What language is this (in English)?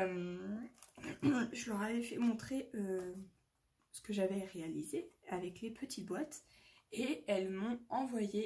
French